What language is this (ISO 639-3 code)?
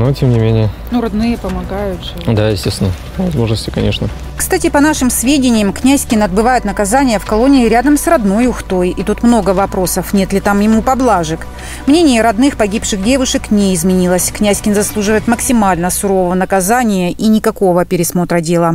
rus